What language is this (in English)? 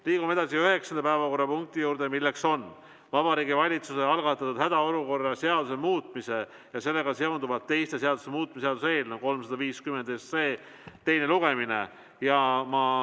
Estonian